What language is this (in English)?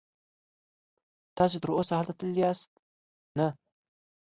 Pashto